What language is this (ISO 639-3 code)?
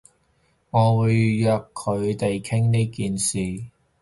yue